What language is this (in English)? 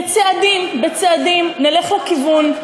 Hebrew